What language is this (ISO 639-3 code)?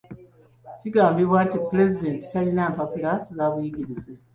lug